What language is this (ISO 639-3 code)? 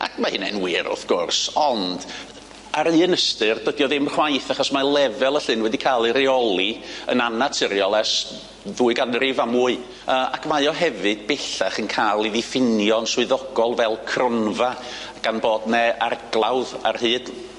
cym